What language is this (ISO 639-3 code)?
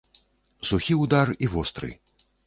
bel